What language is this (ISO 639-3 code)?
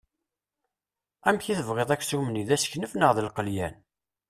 kab